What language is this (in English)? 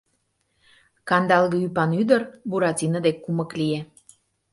Mari